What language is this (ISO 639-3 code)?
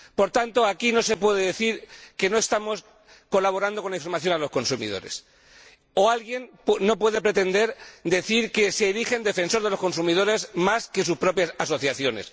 spa